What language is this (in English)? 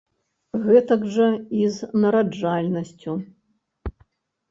Belarusian